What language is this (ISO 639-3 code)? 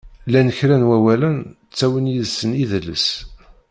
kab